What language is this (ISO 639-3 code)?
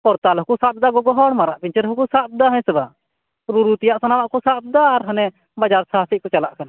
sat